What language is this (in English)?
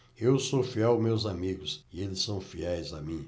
Portuguese